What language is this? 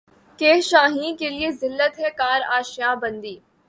Urdu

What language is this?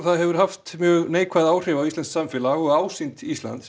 Icelandic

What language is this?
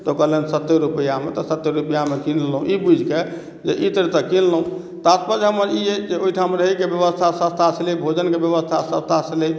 Maithili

